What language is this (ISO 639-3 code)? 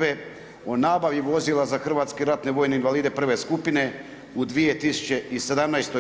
hrv